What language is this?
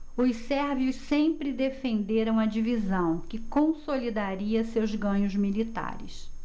Portuguese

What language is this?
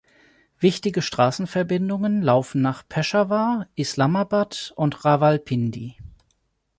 German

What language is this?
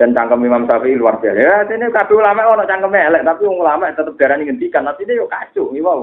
Indonesian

